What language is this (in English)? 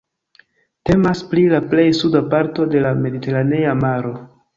Esperanto